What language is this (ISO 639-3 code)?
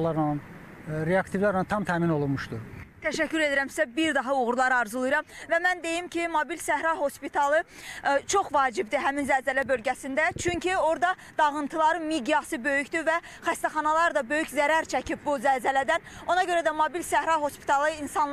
tur